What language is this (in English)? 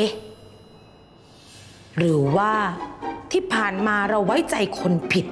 Thai